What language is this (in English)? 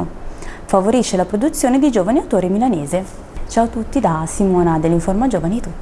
Italian